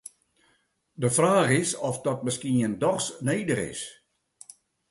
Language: Western Frisian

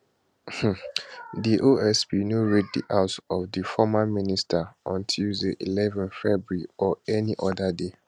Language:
Nigerian Pidgin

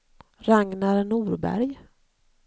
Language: Swedish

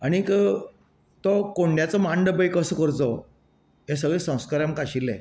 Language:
Konkani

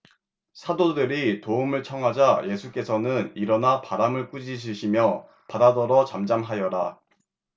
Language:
Korean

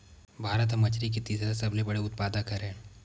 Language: Chhattisgarhi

